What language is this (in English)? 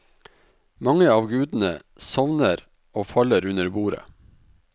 Norwegian